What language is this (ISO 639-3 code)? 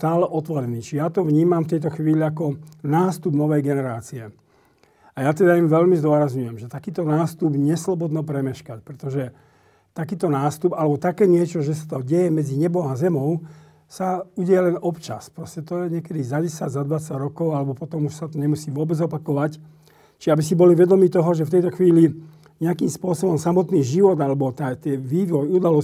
slk